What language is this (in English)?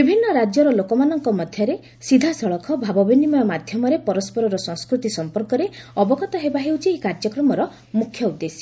Odia